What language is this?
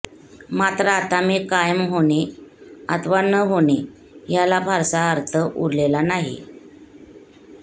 Marathi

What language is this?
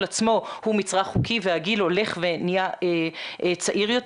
Hebrew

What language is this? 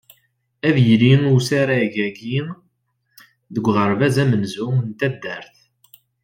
Kabyle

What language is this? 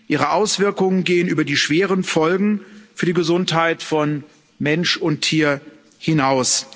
German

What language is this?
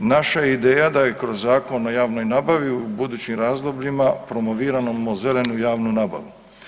Croatian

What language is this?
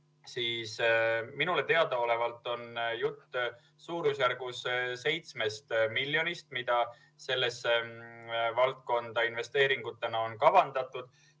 Estonian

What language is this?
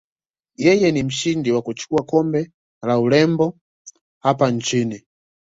Swahili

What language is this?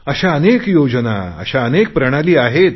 Marathi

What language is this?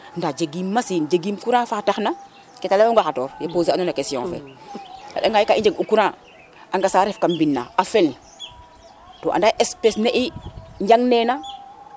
Serer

